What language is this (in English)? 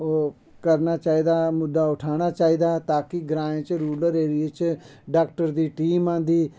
Dogri